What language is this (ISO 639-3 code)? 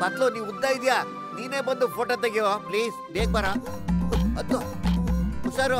kan